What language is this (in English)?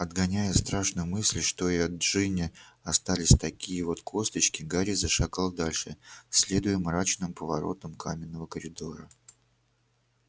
Russian